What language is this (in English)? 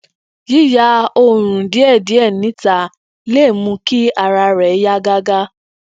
Yoruba